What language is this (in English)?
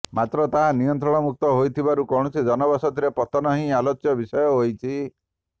Odia